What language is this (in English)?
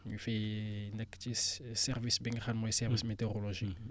Wolof